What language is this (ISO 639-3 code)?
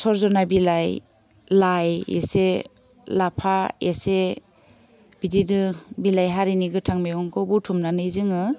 brx